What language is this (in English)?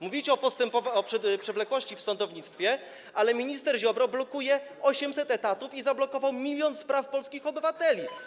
Polish